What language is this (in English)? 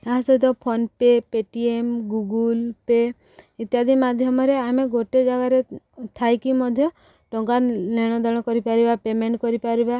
Odia